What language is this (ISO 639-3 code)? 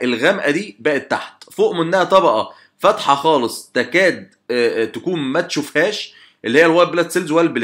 ara